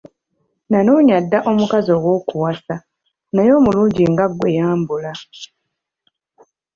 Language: Ganda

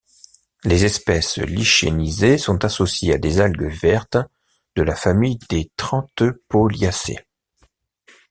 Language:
French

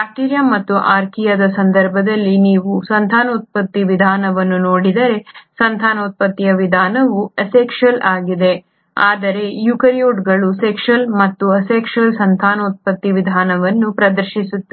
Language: Kannada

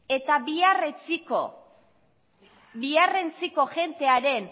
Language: Basque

